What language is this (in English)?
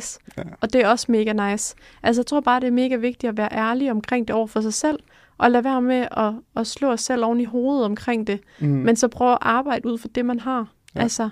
Danish